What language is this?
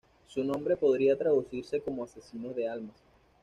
Spanish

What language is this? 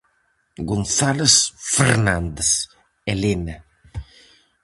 Galician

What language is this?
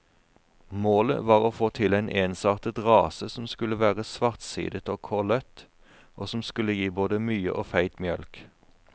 Norwegian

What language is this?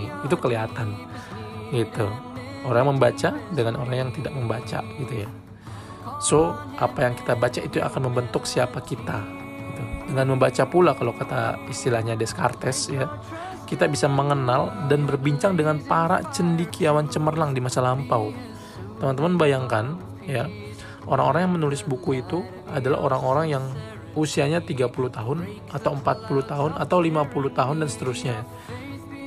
Indonesian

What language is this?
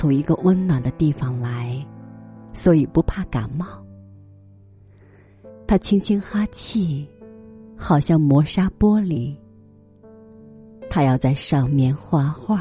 Chinese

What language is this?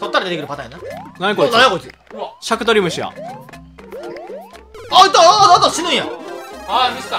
Japanese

